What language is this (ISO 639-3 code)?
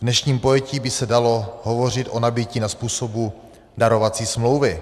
ces